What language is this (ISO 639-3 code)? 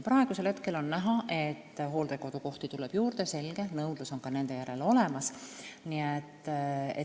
est